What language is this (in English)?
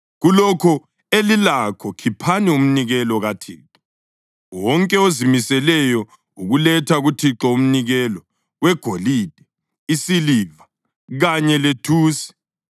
North Ndebele